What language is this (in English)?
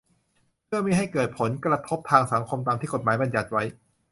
Thai